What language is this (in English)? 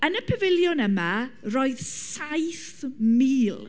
Welsh